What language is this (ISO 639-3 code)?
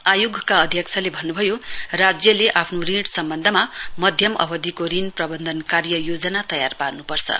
nep